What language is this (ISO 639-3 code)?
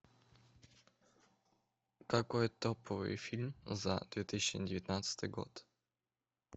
rus